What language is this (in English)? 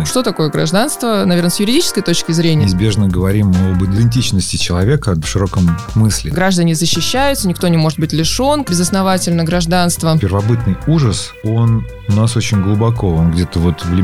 Russian